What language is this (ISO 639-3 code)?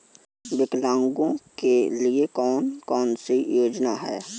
hin